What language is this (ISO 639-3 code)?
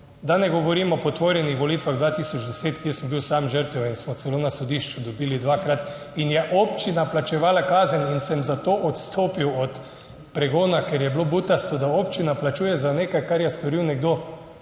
slv